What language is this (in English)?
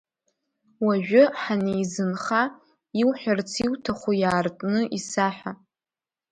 Abkhazian